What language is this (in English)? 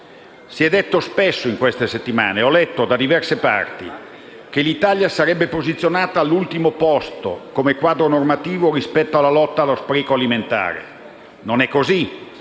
Italian